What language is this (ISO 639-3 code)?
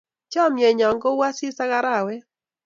kln